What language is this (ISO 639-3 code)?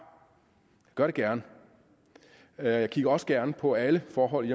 dan